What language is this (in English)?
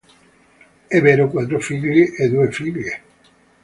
Italian